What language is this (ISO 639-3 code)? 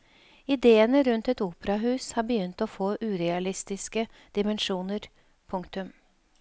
nor